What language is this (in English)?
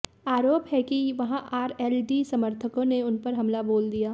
Hindi